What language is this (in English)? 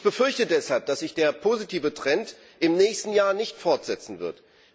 German